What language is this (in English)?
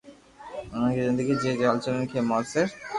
Loarki